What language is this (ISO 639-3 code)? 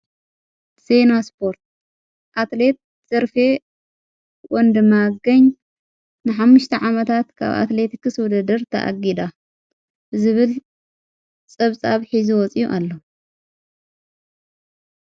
tir